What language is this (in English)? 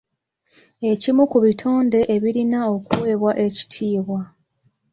Ganda